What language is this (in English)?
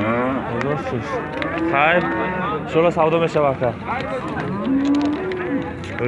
Turkish